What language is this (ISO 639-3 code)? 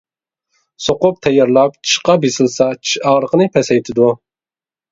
uig